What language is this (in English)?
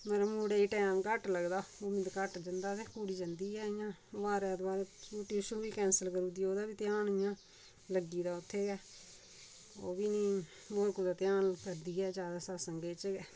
Dogri